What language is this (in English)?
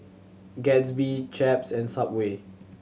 English